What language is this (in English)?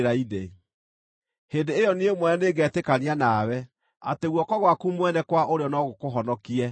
Kikuyu